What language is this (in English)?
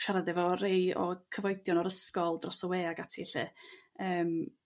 Welsh